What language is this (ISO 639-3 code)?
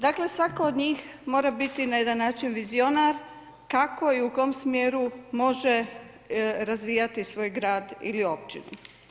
hrv